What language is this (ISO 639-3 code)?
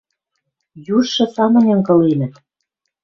mrj